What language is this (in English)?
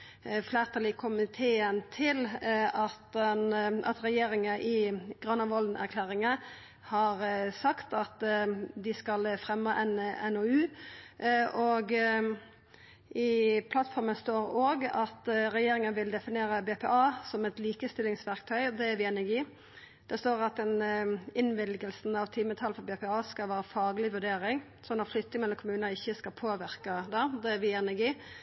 Norwegian Nynorsk